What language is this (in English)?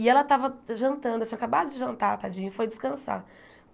Portuguese